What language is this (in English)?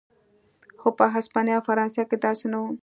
Pashto